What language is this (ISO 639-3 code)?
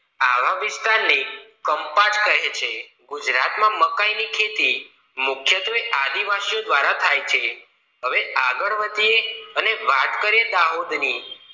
guj